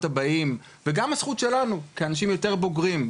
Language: Hebrew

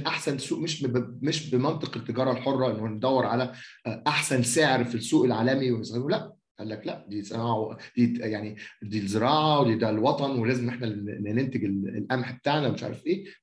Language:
Arabic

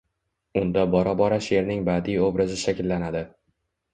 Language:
Uzbek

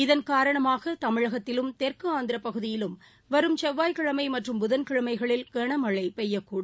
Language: Tamil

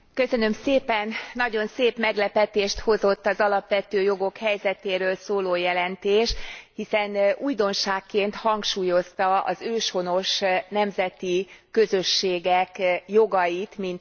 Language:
Hungarian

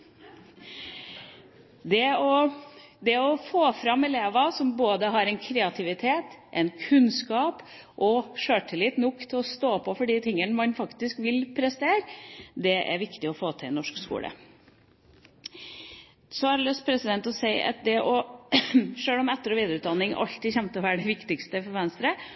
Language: Norwegian Bokmål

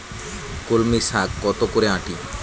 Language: Bangla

